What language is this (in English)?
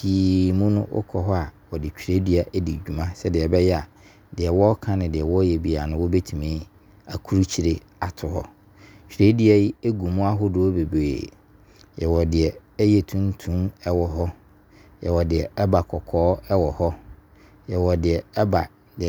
Abron